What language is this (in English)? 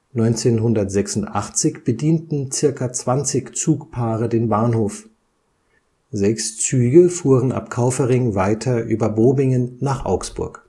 German